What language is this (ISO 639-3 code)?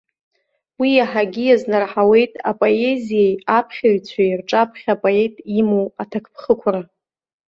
abk